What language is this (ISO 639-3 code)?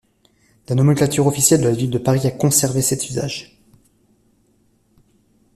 fra